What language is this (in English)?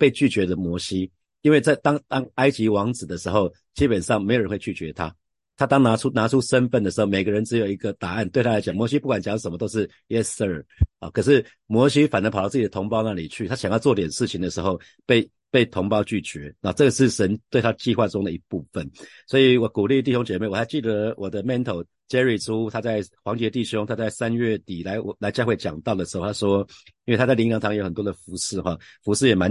Chinese